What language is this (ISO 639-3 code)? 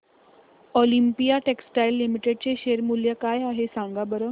mar